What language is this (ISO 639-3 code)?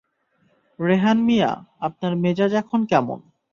ben